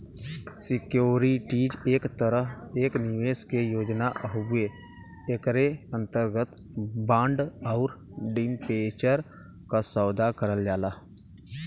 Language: Bhojpuri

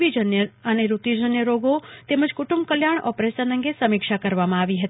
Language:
Gujarati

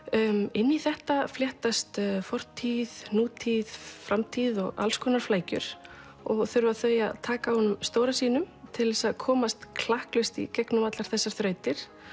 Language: Icelandic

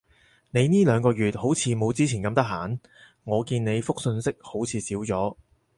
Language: Cantonese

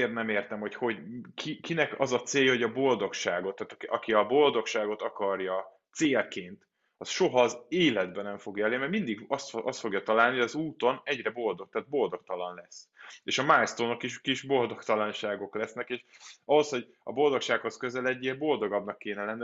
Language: Hungarian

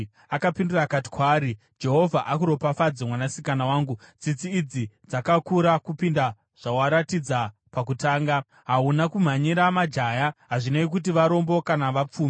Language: Shona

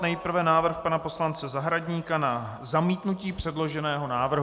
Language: Czech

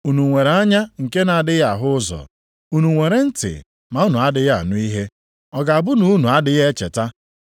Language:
Igbo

